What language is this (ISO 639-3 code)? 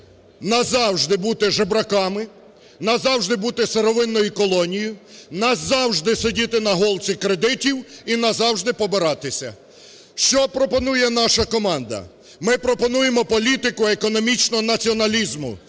ukr